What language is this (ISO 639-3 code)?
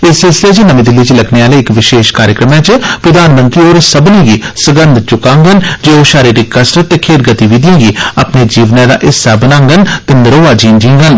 doi